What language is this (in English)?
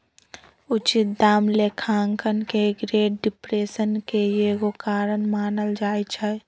Magahi